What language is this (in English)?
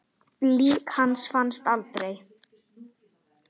Icelandic